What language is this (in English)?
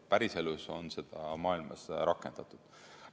Estonian